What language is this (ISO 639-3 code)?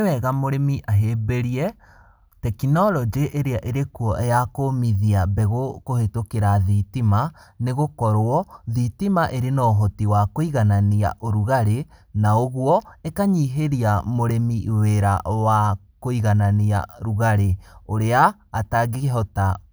kik